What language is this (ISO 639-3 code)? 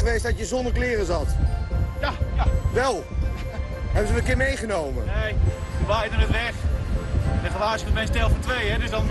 nld